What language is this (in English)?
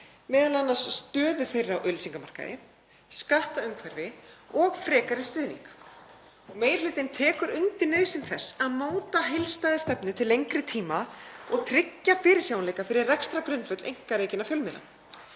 Icelandic